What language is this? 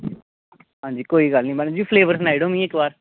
Dogri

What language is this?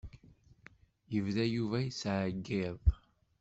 Kabyle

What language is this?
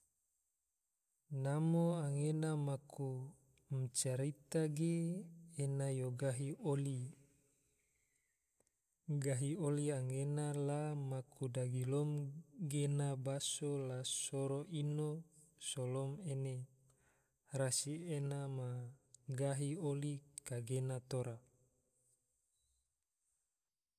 Tidore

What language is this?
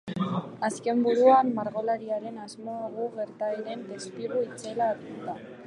Basque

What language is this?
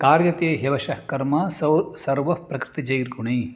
Sanskrit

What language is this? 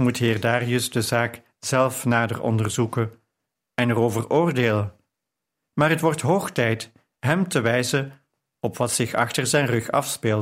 Dutch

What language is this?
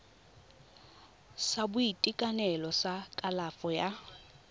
Tswana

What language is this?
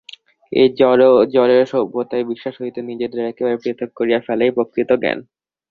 Bangla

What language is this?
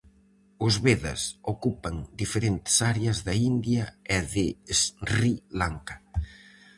Galician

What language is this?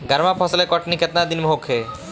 Bhojpuri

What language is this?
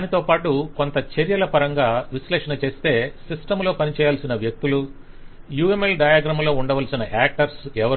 Telugu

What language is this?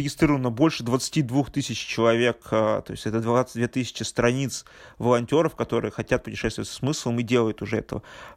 Russian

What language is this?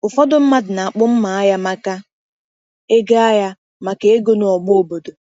Igbo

